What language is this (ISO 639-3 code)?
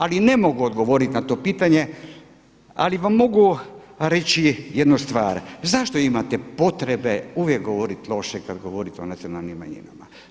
hrv